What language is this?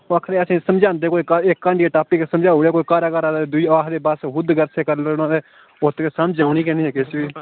Dogri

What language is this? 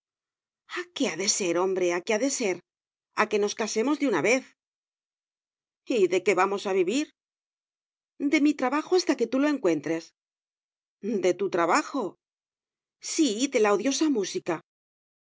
Spanish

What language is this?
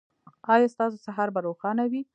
Pashto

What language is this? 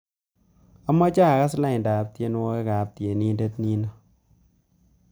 Kalenjin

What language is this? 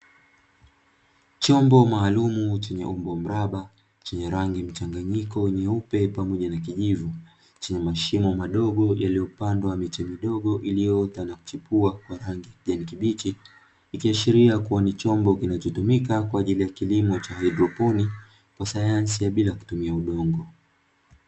Swahili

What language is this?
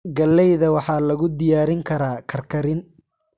Somali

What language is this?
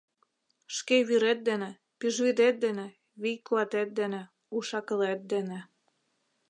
Mari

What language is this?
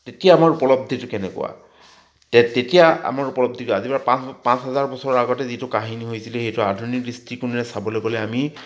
Assamese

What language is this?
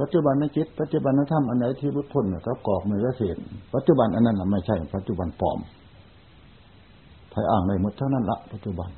Thai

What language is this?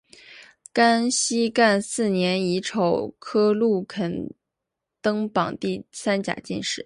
Chinese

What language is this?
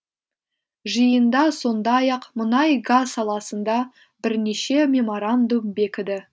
Kazakh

